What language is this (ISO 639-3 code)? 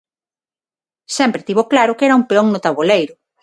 glg